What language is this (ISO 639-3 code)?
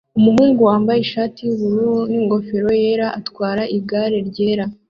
kin